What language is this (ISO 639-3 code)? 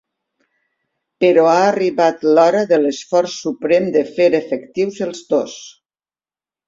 cat